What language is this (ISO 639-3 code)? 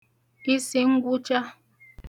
ibo